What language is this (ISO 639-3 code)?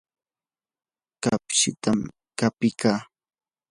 qur